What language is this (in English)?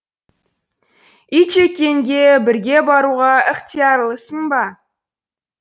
Kazakh